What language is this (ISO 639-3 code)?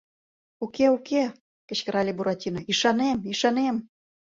chm